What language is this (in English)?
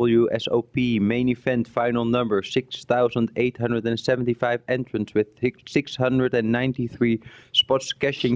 Dutch